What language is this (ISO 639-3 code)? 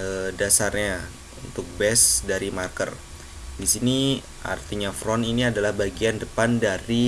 ind